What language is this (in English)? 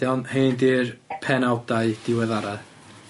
Welsh